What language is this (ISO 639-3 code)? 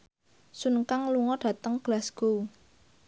jav